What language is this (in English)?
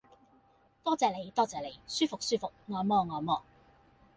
Cantonese